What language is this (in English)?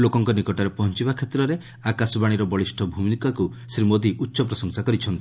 Odia